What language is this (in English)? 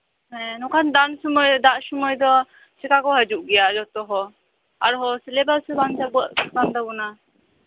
Santali